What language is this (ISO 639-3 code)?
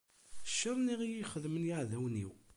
kab